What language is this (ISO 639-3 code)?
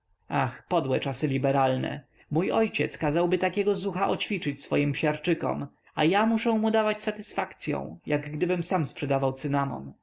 pol